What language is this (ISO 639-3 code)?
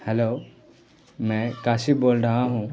urd